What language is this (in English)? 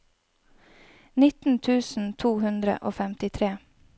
Norwegian